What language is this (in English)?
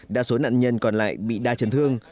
Vietnamese